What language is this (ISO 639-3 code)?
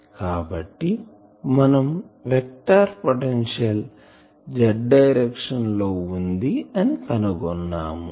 tel